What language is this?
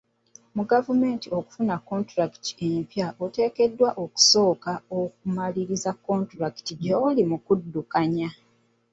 Ganda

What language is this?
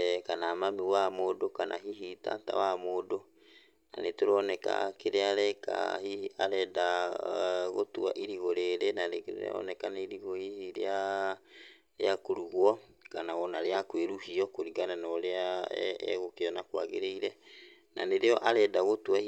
Kikuyu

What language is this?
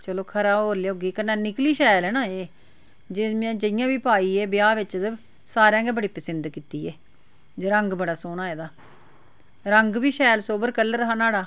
Dogri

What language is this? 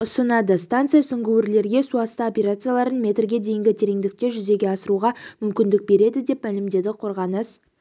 Kazakh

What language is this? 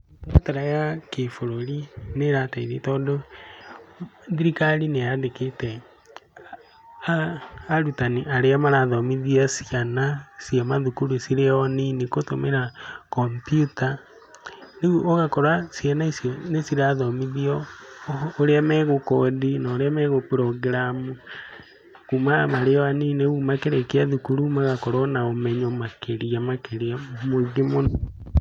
Kikuyu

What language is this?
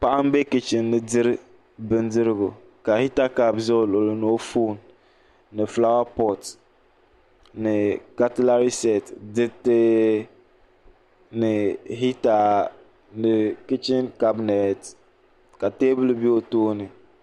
Dagbani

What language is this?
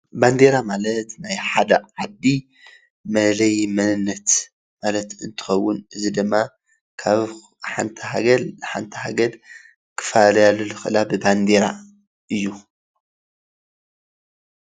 Tigrinya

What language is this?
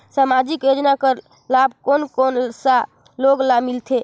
Chhattisgarhi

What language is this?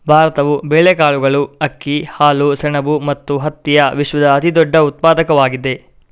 Kannada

